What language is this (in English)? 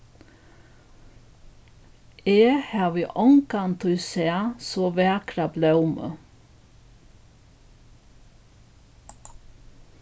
Faroese